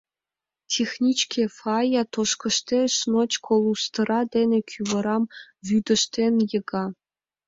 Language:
Mari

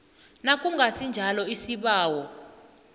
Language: South Ndebele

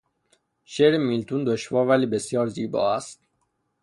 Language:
Persian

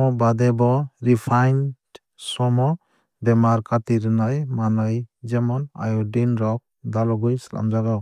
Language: Kok Borok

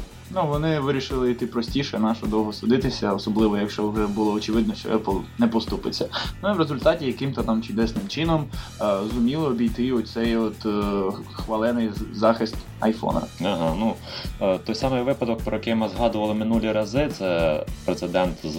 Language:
Ukrainian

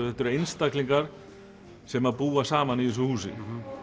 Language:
Icelandic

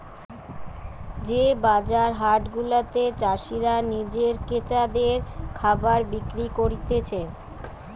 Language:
Bangla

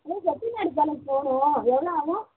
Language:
Tamil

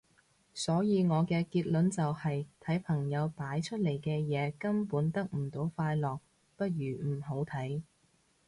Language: Cantonese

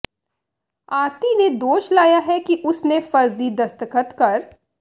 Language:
Punjabi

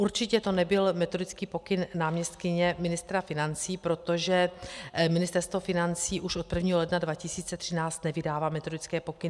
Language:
Czech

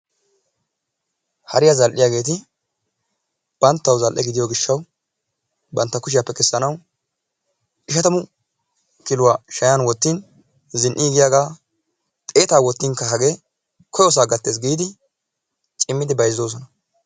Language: Wolaytta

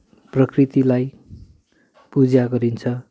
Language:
Nepali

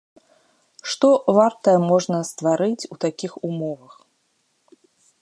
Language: Belarusian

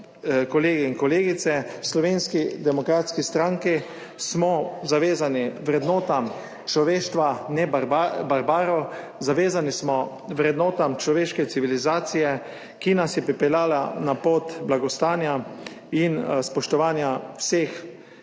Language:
Slovenian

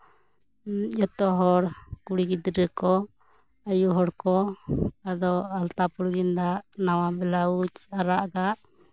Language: Santali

